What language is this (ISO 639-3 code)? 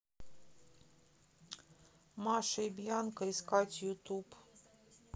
rus